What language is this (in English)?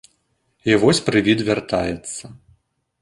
Belarusian